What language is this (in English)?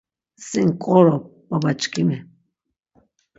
Laz